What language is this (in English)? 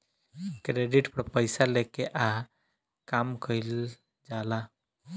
Bhojpuri